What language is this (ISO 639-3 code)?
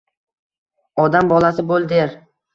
uzb